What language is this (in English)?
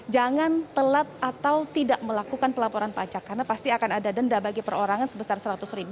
Indonesian